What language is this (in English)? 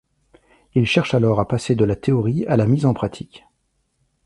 French